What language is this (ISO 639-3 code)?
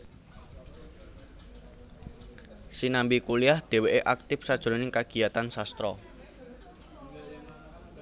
jav